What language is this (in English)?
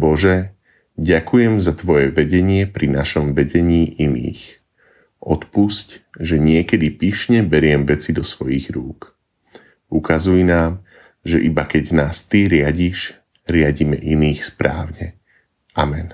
Slovak